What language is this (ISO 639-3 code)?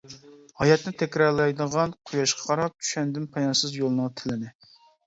uig